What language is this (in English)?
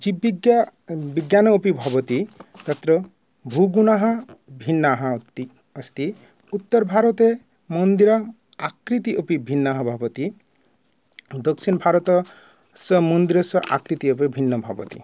Sanskrit